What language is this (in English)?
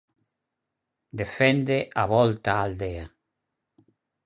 Galician